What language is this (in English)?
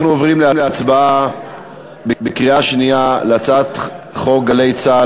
Hebrew